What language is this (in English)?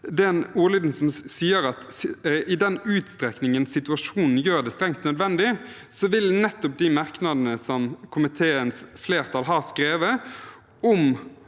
Norwegian